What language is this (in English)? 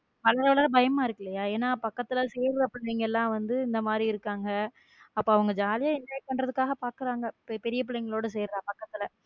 Tamil